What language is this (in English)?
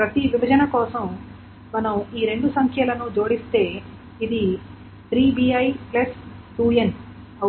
Telugu